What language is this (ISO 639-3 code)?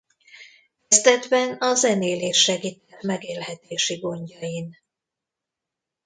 hun